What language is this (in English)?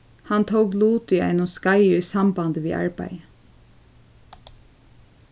Faroese